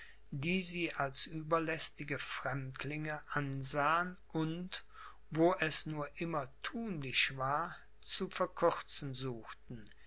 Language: German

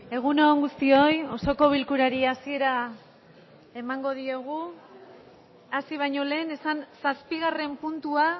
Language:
Basque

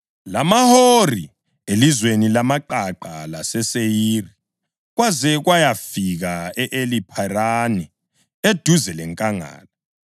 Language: North Ndebele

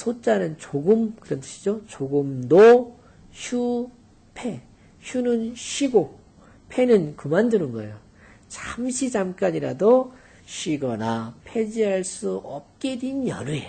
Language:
Korean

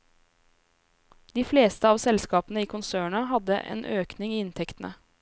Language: Norwegian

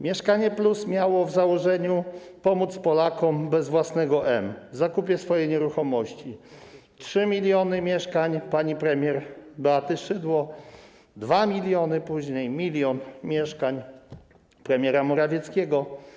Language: Polish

